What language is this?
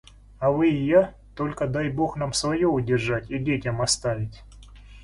Russian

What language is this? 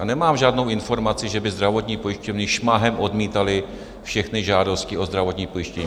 Czech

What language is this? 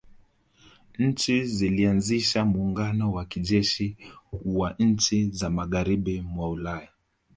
Swahili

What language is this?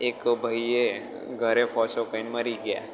Gujarati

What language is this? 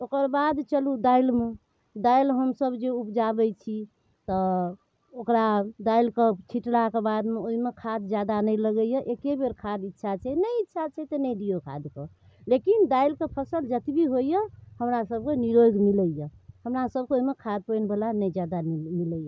Maithili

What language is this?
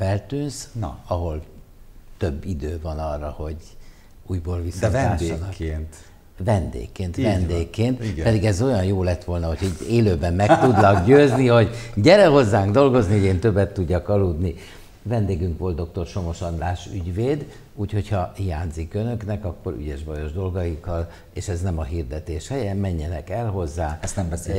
Hungarian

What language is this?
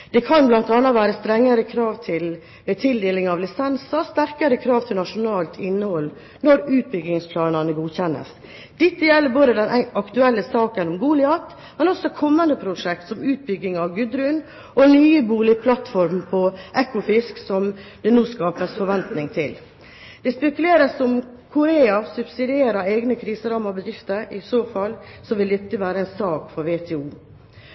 Norwegian Bokmål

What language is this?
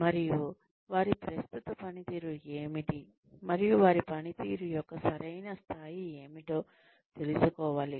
Telugu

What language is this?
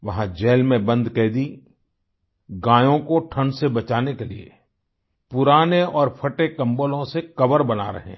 Hindi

